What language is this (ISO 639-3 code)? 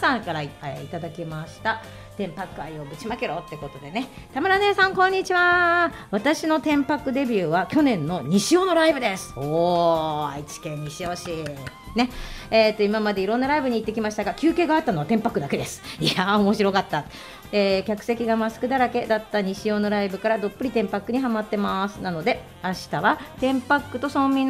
jpn